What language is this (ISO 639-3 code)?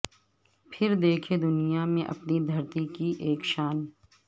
urd